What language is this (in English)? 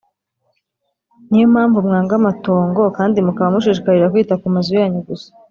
Kinyarwanda